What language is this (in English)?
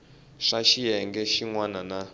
Tsonga